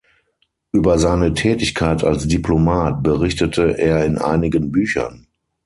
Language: German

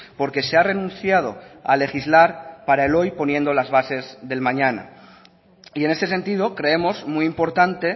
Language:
Spanish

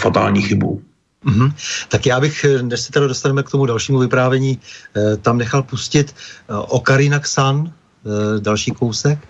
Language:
Czech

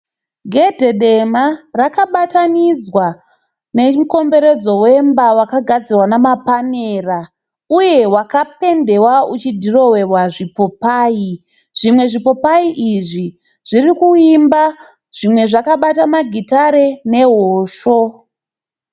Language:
Shona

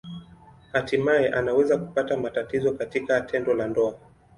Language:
Swahili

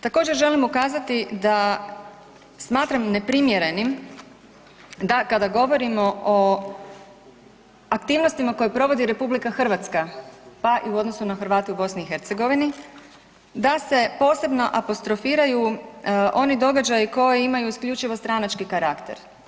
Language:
Croatian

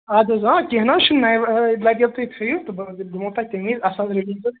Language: Kashmiri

